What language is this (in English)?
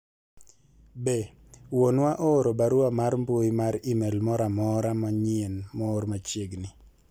Luo (Kenya and Tanzania)